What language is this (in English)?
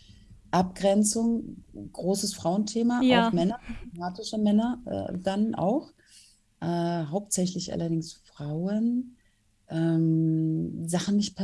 German